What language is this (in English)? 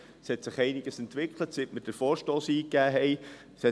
Swiss German